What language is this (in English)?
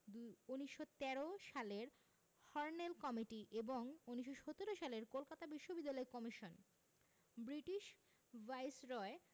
Bangla